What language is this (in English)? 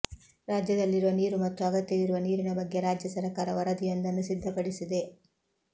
Kannada